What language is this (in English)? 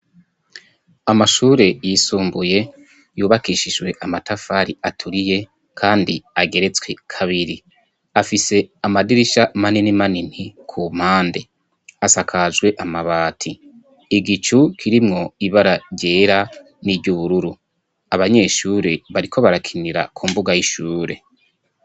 Rundi